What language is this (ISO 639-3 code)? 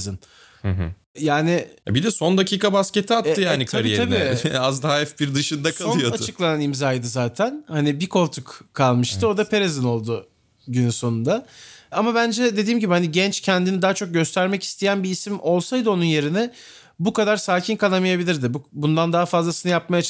tur